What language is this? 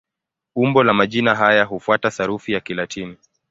Swahili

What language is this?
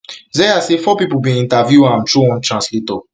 Nigerian Pidgin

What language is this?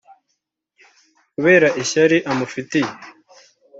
Kinyarwanda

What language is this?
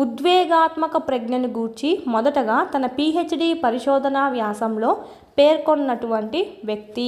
Telugu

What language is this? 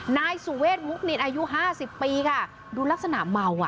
Thai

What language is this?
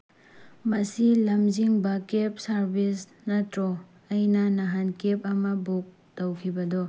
Manipuri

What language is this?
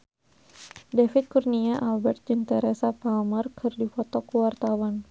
Sundanese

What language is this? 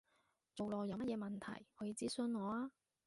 Cantonese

